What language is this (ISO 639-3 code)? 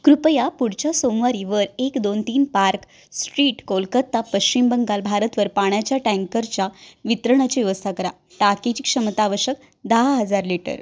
mar